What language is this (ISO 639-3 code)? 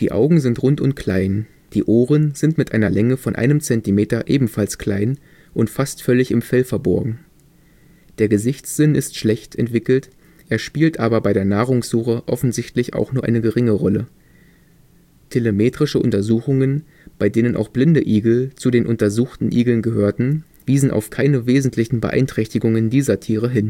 deu